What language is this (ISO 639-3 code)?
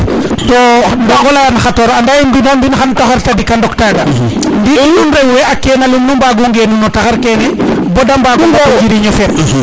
srr